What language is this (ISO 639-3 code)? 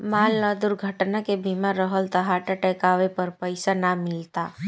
bho